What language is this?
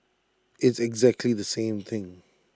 English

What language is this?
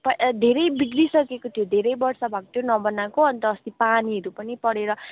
Nepali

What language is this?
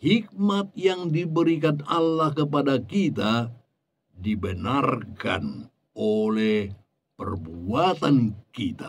Indonesian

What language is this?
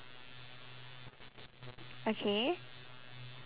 English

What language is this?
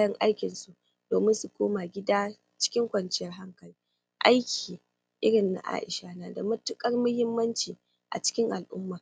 Hausa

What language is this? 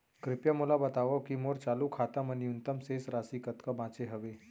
Chhattisgarhi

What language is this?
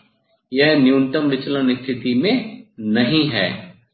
Hindi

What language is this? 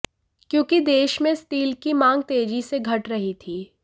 Hindi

